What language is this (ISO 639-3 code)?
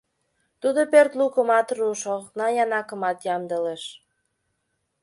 chm